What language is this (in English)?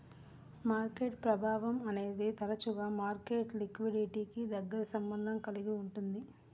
Telugu